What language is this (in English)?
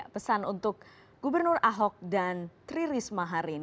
Indonesian